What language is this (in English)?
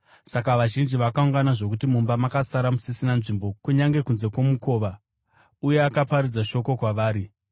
Shona